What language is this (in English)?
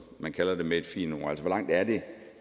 Danish